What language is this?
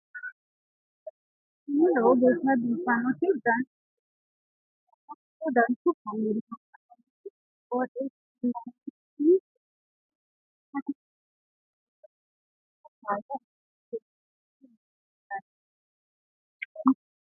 Sidamo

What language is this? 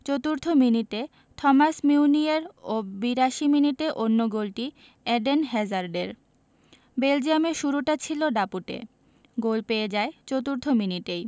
Bangla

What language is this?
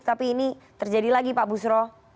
Indonesian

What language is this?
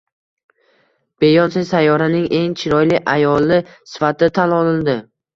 Uzbek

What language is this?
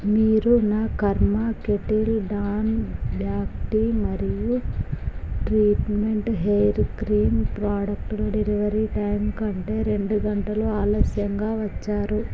Telugu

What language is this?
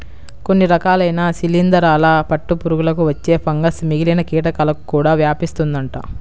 Telugu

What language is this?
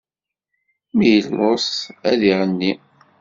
Kabyle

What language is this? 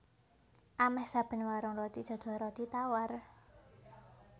Javanese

